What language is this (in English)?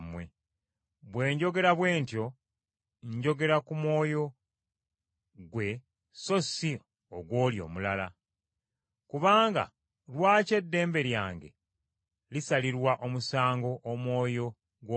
Ganda